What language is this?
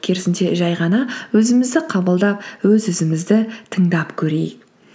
Kazakh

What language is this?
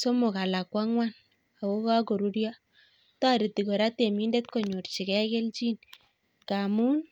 Kalenjin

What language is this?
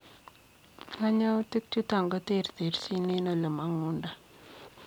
Kalenjin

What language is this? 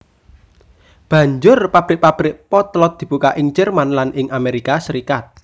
Javanese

